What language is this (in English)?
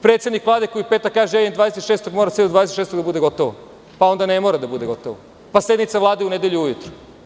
Serbian